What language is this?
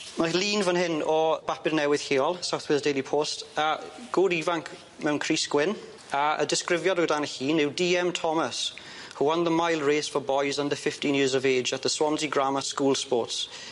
Welsh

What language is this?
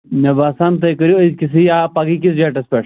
Kashmiri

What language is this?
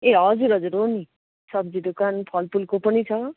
Nepali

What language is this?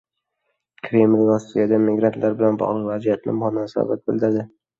Uzbek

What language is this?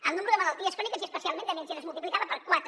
Catalan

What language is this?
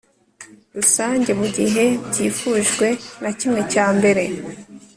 Kinyarwanda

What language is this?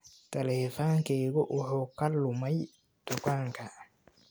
Somali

